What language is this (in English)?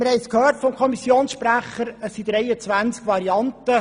Swiss German